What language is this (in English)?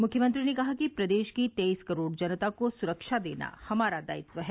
Hindi